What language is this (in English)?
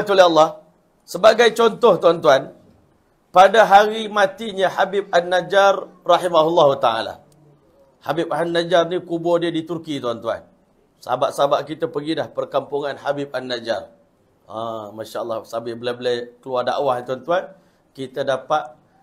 Malay